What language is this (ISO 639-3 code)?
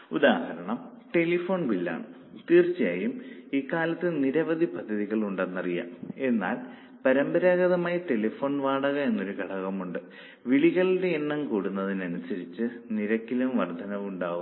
mal